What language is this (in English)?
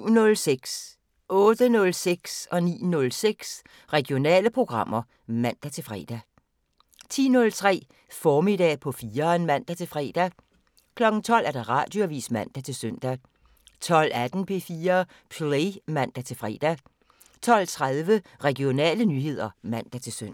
Danish